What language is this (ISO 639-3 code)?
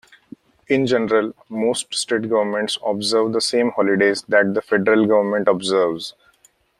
eng